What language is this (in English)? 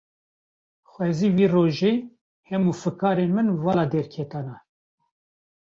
Kurdish